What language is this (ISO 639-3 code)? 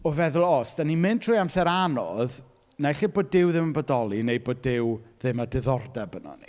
cym